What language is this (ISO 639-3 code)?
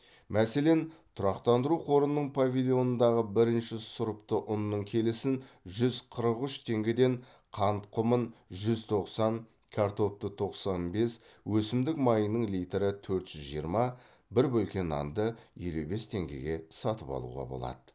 kaz